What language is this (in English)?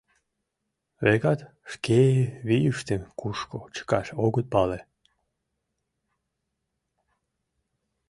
Mari